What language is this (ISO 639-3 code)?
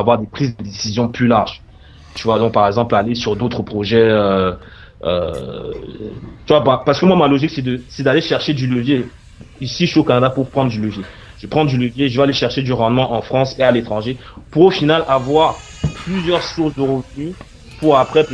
fra